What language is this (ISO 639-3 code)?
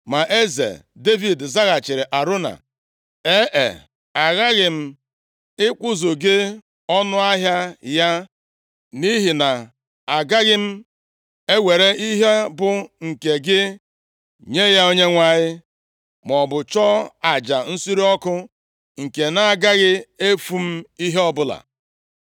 ibo